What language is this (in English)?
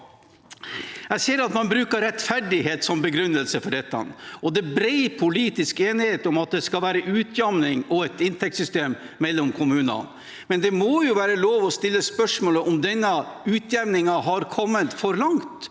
Norwegian